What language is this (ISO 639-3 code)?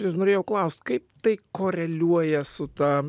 lit